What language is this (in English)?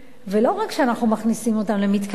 Hebrew